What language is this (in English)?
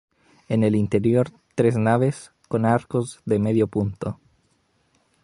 Spanish